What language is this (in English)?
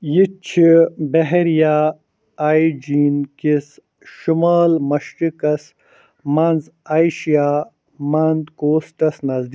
Kashmiri